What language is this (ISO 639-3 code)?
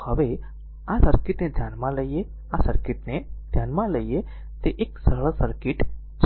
guj